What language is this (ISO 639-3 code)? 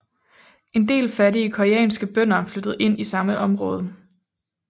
dan